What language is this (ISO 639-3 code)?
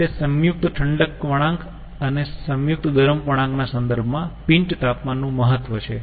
guj